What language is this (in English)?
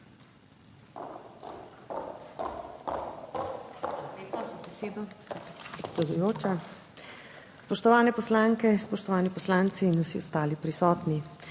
Slovenian